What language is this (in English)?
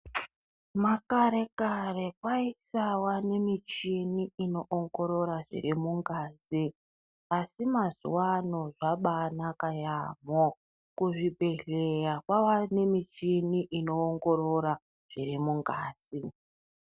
Ndau